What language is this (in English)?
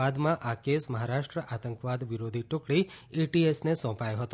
Gujarati